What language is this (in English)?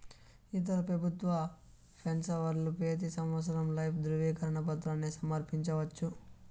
Telugu